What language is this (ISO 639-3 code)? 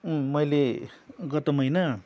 nep